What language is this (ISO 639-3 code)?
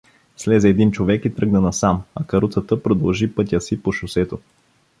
bul